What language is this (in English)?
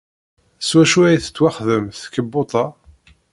Kabyle